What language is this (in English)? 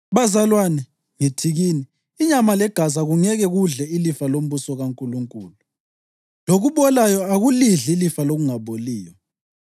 North Ndebele